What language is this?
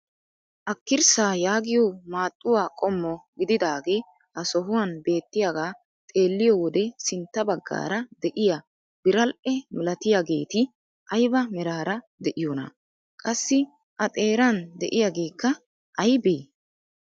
Wolaytta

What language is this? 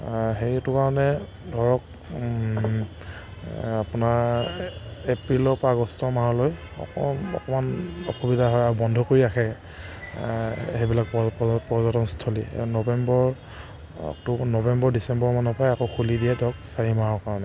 Assamese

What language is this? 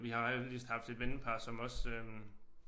Danish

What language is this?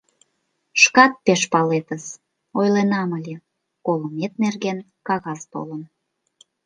Mari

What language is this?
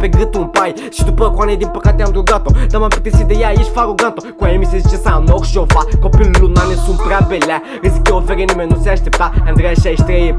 Romanian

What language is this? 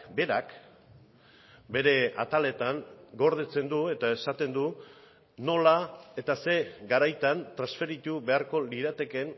Basque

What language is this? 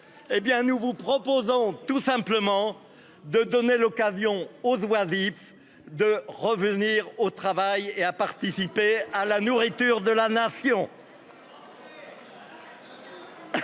French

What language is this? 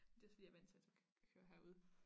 Danish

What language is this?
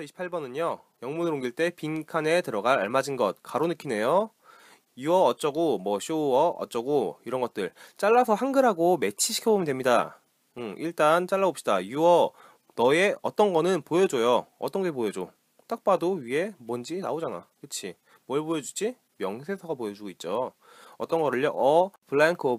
Korean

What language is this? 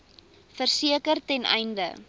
Afrikaans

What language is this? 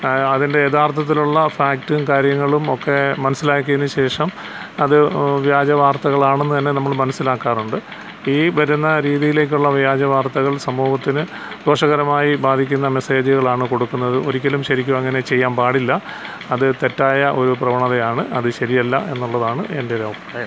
Malayalam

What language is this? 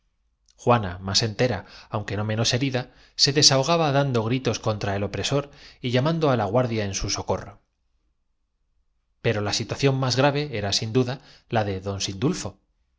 Spanish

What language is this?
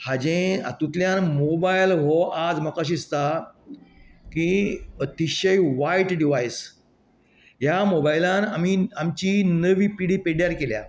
Konkani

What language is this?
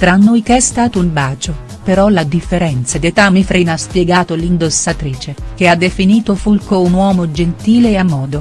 Italian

